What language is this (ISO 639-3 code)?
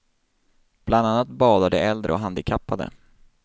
swe